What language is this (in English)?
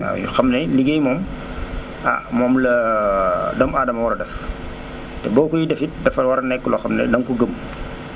Wolof